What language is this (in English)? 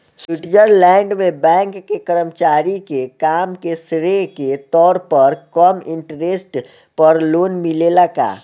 Bhojpuri